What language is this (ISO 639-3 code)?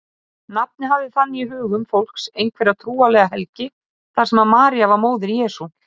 isl